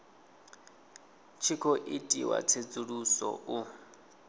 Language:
Venda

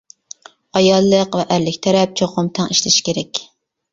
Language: Uyghur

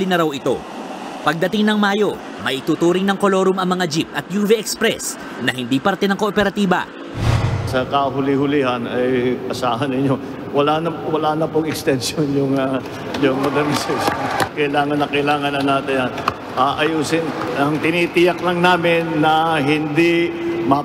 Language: Filipino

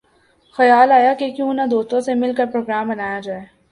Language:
Urdu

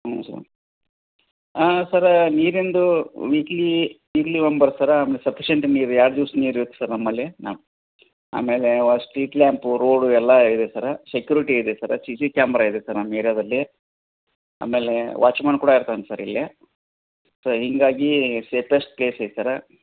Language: Kannada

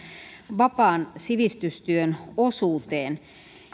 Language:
Finnish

